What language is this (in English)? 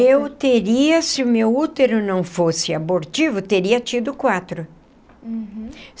Portuguese